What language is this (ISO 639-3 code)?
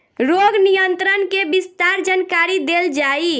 bho